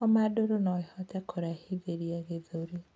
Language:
Kikuyu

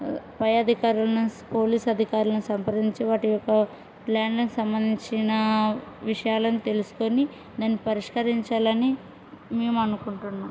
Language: Telugu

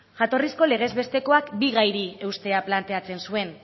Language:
Basque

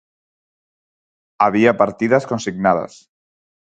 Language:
Galician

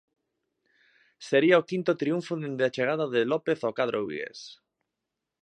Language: Galician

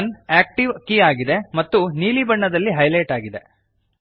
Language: Kannada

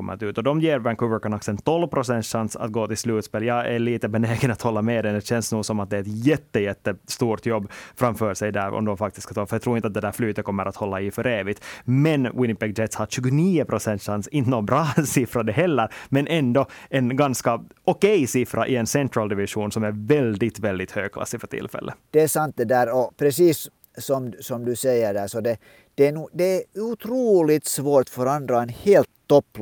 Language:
Swedish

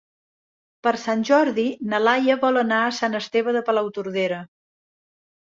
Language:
Catalan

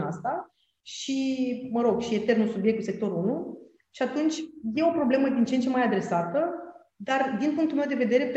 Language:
Romanian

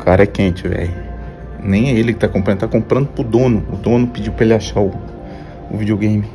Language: Portuguese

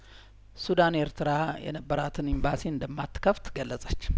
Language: Amharic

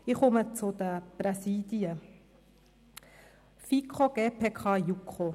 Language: Swiss German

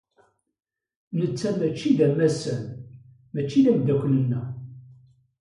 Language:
Kabyle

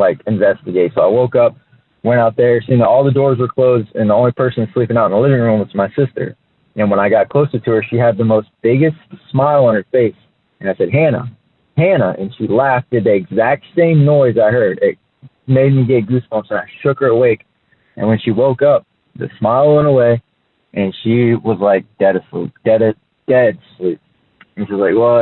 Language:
English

